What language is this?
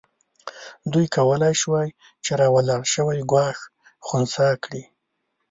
Pashto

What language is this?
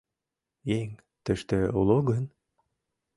Mari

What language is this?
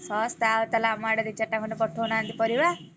Odia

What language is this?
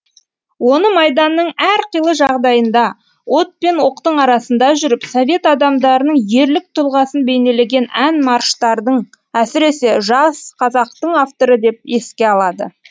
Kazakh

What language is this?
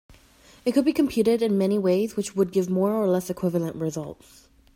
English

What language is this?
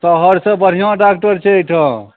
Maithili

